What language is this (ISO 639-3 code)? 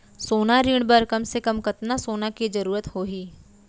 hne